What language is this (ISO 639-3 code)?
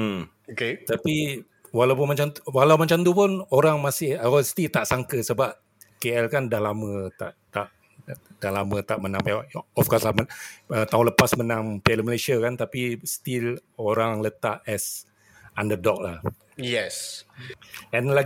msa